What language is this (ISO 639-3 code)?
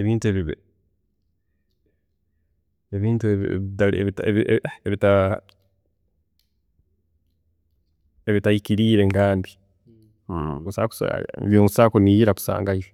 ttj